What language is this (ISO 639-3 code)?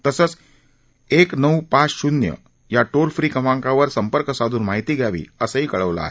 mar